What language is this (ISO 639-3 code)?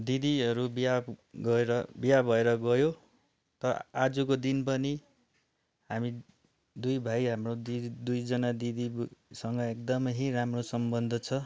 nep